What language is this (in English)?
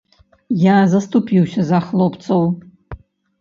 Belarusian